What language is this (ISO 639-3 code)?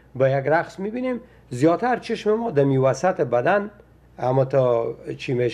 fas